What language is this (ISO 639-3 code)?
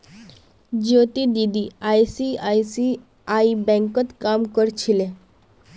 mag